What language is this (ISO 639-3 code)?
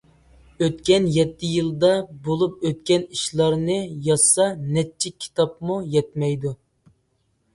uig